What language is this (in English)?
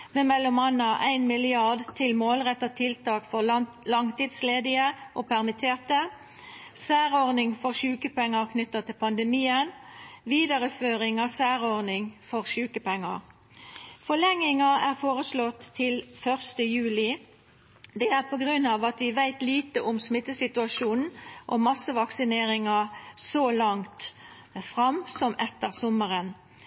Norwegian Nynorsk